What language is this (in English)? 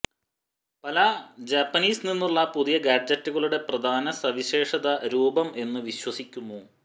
Malayalam